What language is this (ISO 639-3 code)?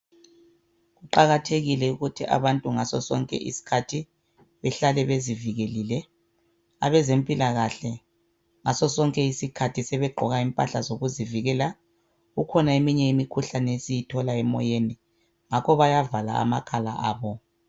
nde